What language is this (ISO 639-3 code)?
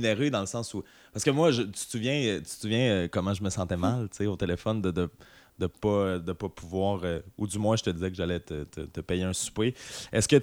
fra